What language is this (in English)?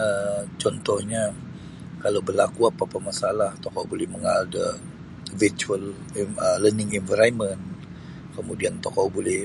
Sabah Bisaya